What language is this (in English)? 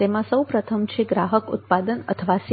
Gujarati